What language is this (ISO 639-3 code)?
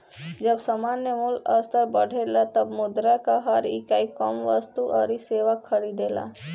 bho